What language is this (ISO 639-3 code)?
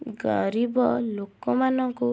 ori